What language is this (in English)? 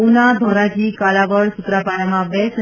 Gujarati